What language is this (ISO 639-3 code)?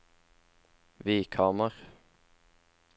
nor